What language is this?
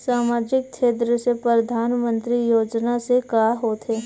Chhattisgarhi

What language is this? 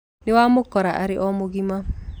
Kikuyu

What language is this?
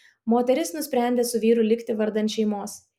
Lithuanian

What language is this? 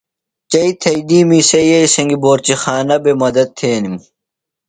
Phalura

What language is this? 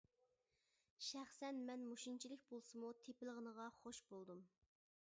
Uyghur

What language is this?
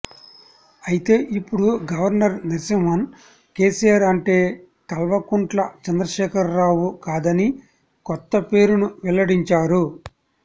Telugu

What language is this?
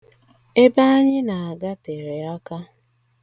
Igbo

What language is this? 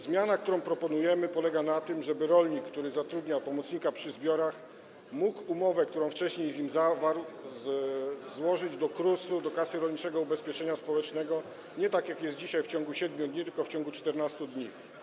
Polish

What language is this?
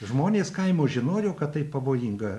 Lithuanian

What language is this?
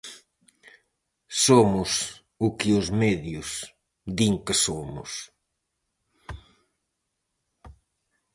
Galician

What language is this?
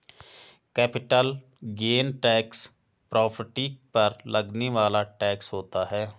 Hindi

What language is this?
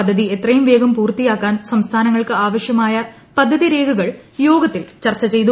Malayalam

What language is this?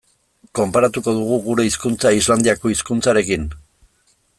Basque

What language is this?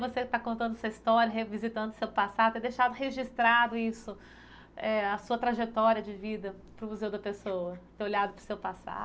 Portuguese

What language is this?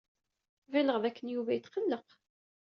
Kabyle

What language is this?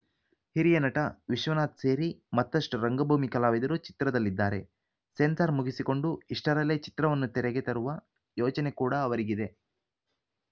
Kannada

